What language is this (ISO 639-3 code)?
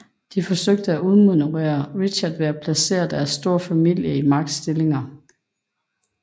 dan